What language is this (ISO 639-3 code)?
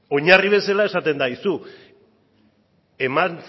eus